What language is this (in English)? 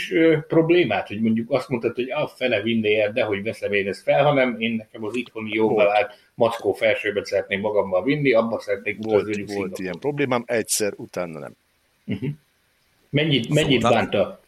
Hungarian